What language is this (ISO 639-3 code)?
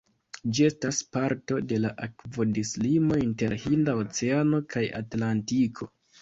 epo